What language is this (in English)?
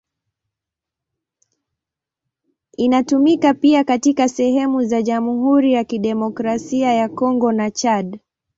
Swahili